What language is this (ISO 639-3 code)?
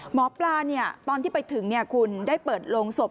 tha